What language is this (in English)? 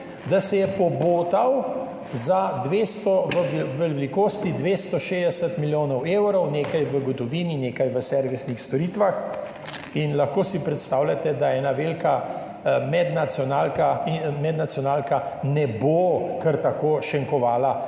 Slovenian